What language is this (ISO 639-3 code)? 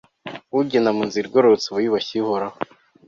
kin